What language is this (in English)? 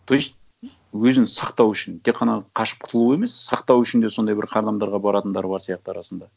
Kazakh